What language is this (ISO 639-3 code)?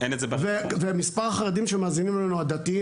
heb